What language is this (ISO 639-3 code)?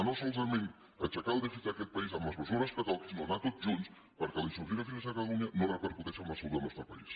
cat